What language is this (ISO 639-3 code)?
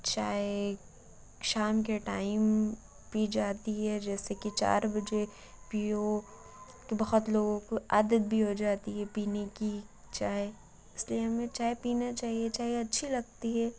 urd